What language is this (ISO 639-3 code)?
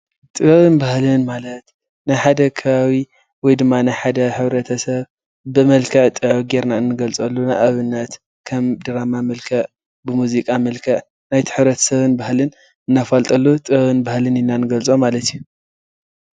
tir